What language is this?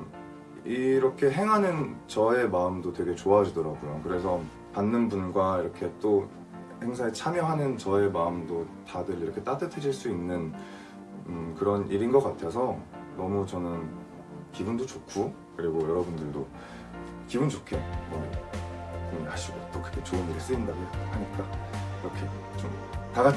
Korean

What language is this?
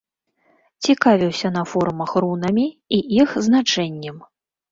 Belarusian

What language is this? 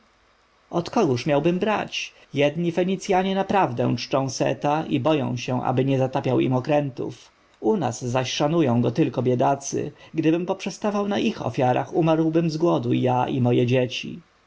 Polish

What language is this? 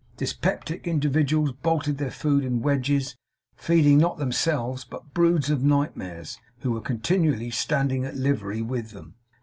English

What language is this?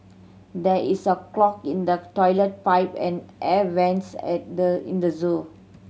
English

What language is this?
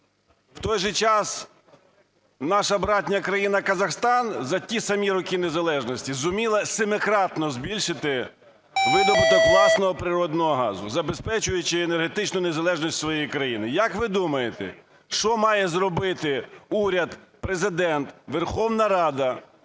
Ukrainian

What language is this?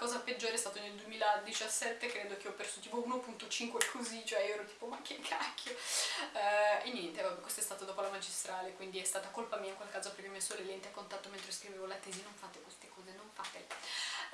Italian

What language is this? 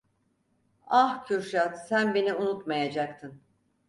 Turkish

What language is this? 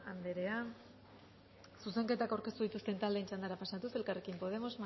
Basque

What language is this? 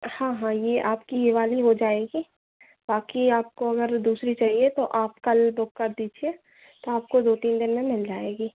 Hindi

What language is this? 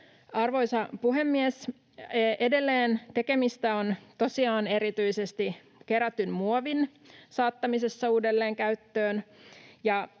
Finnish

